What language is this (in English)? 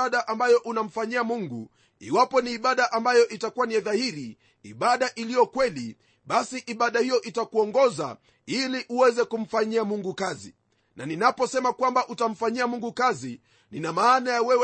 Swahili